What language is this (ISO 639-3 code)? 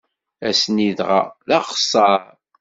kab